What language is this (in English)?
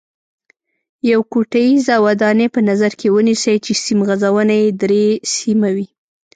Pashto